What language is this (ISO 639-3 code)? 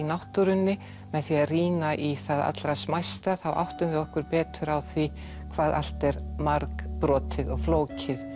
isl